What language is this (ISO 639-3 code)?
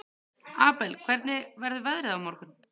isl